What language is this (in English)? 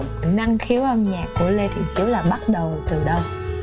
Vietnamese